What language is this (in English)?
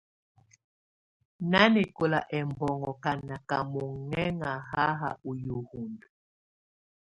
Tunen